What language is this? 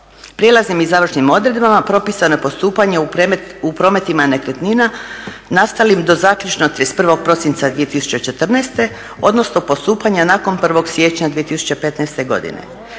Croatian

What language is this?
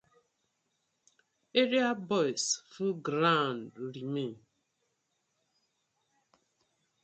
Nigerian Pidgin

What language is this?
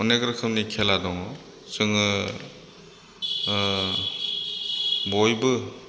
Bodo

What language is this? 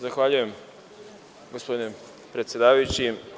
Serbian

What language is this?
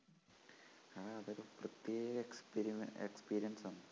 Malayalam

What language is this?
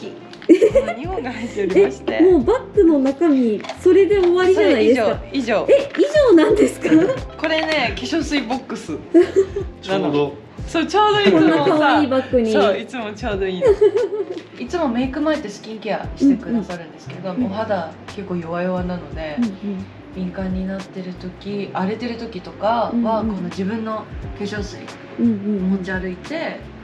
Japanese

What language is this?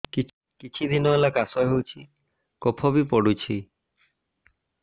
Odia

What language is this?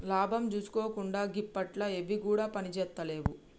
Telugu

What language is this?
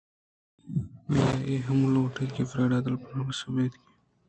Eastern Balochi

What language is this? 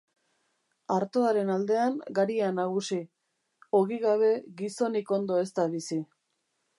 Basque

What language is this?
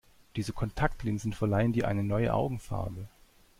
German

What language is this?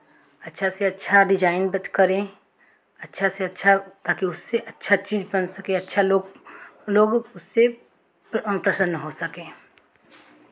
Hindi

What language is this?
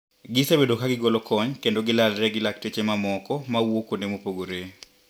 Luo (Kenya and Tanzania)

